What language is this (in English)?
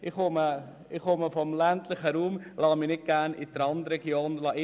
Swiss German